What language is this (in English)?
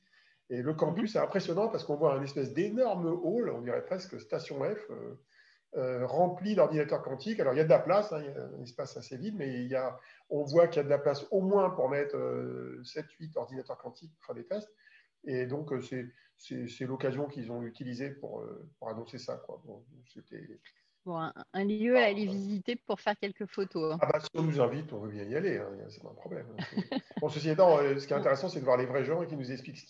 French